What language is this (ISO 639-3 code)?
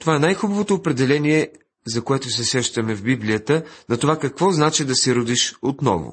bul